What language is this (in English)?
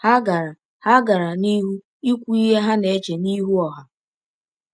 Igbo